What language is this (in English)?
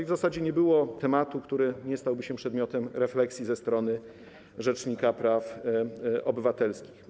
Polish